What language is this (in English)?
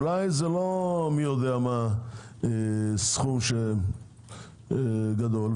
Hebrew